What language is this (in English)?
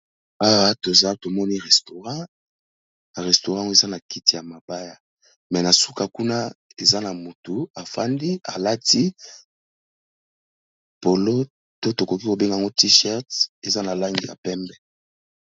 Lingala